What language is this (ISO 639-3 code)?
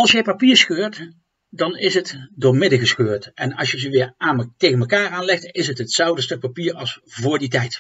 nld